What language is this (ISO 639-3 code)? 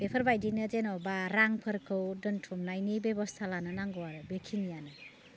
brx